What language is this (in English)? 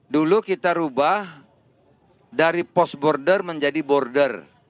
Indonesian